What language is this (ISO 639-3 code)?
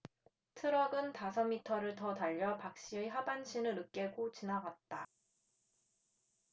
kor